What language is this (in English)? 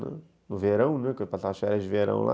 Portuguese